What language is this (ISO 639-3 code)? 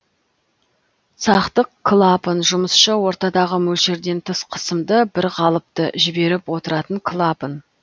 kaz